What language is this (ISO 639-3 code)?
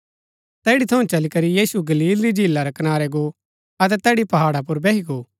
gbk